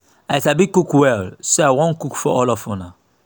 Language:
Nigerian Pidgin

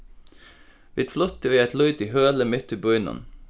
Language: Faroese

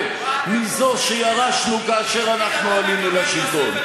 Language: Hebrew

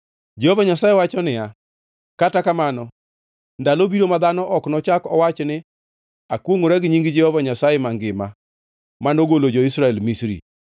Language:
Luo (Kenya and Tanzania)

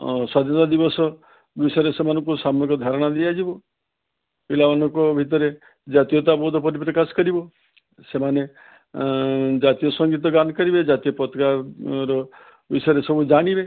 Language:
Odia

